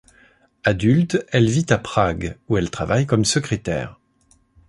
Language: French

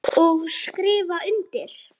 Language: Icelandic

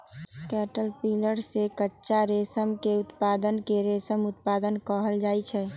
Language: Magahi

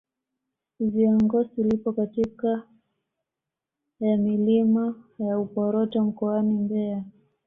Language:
Swahili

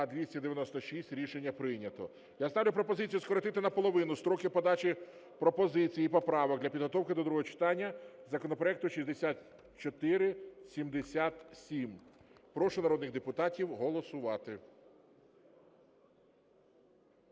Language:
Ukrainian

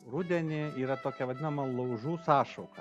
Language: Lithuanian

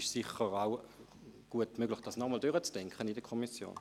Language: Swiss German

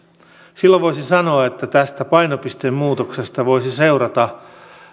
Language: Finnish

